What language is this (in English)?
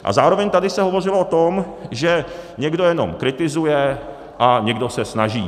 Czech